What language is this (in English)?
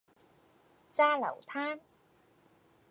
Cantonese